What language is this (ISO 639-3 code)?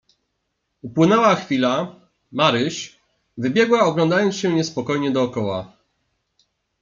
pol